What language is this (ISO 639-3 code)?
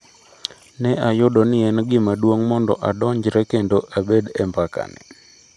luo